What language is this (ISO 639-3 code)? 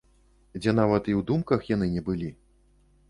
bel